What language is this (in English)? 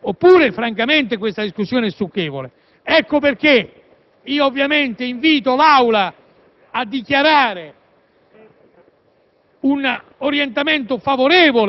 Italian